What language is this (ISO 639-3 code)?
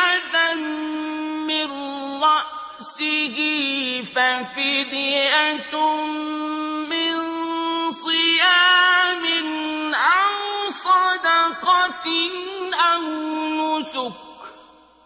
ara